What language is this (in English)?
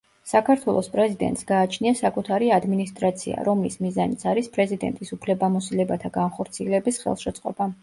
Georgian